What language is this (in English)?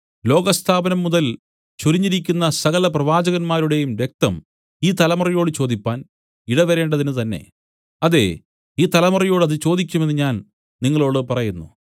Malayalam